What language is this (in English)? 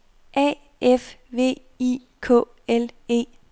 Danish